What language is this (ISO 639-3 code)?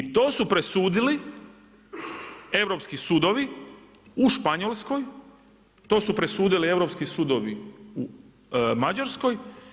hrv